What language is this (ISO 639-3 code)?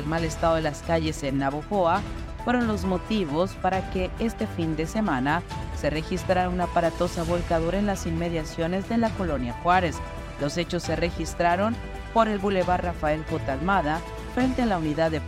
spa